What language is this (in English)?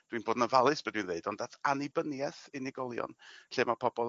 Welsh